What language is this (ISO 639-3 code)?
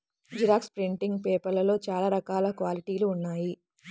tel